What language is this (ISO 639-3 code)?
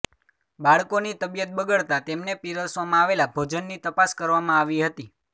guj